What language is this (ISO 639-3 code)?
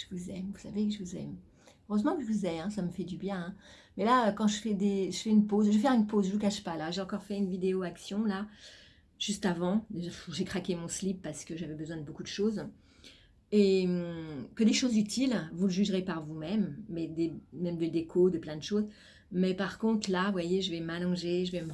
fra